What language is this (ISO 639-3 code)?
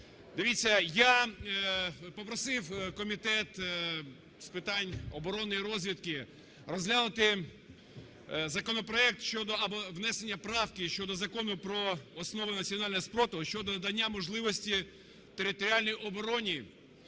ukr